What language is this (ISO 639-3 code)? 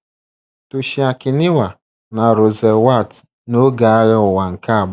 ibo